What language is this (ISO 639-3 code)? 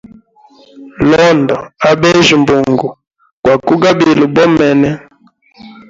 hem